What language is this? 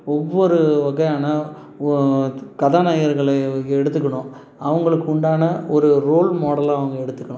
Tamil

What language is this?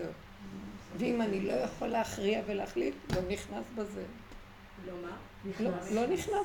Hebrew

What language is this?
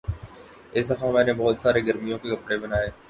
Urdu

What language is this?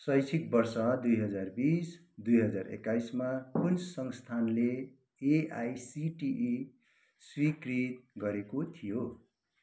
Nepali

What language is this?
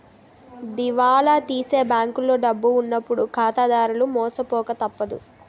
Telugu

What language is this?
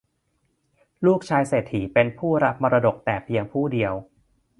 Thai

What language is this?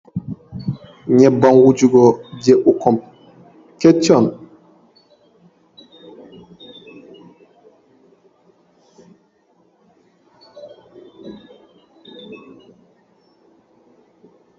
Fula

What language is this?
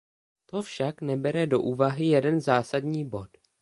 Czech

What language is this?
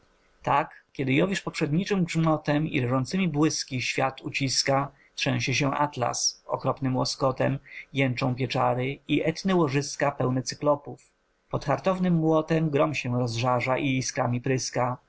Polish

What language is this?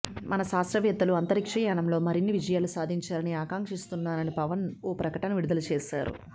Telugu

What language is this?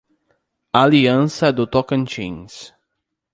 Portuguese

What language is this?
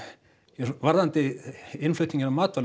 Icelandic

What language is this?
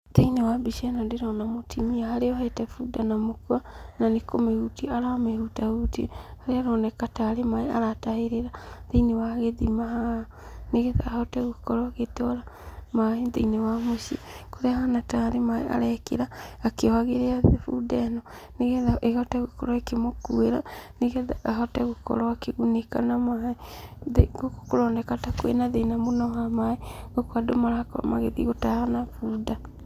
Kikuyu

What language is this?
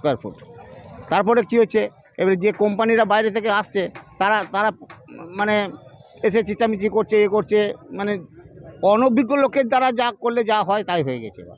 Bangla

